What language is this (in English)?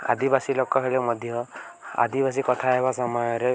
Odia